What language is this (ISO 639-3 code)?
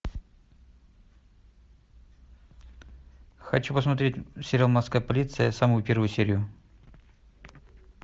rus